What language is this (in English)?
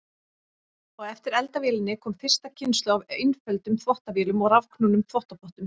Icelandic